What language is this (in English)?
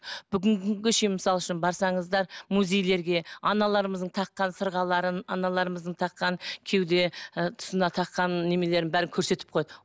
Kazakh